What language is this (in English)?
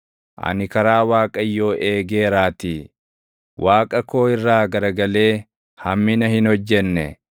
Oromo